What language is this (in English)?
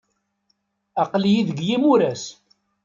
Kabyle